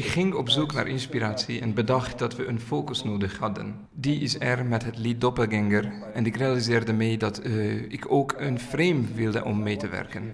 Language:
Dutch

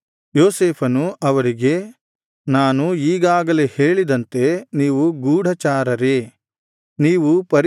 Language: Kannada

